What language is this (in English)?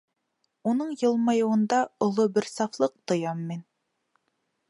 Bashkir